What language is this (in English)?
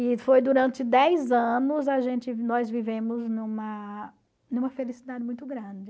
Portuguese